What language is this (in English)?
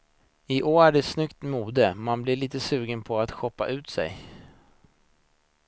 Swedish